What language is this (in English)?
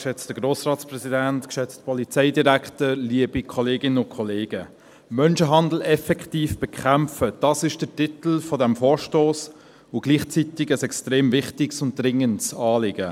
Swiss German